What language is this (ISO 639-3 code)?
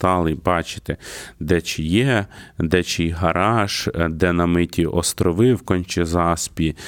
ukr